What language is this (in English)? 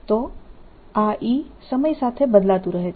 Gujarati